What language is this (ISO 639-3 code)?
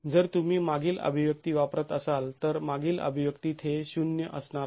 mar